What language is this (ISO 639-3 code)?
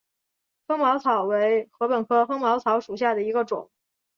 zho